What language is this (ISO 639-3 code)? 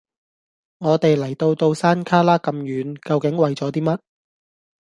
yue